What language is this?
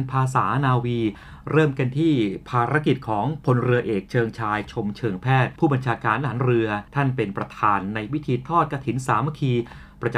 Thai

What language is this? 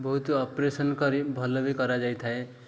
Odia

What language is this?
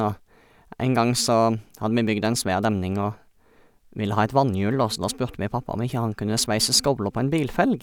Norwegian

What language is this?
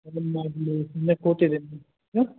Kannada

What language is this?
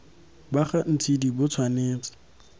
Tswana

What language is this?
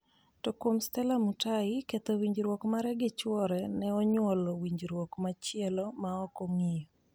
Luo (Kenya and Tanzania)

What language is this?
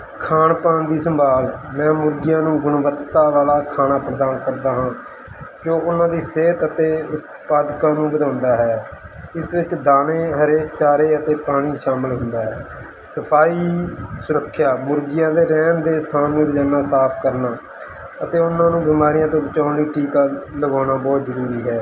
Punjabi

